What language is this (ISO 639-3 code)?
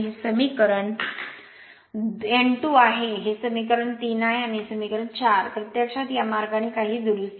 mar